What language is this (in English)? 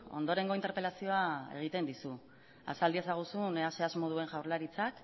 Basque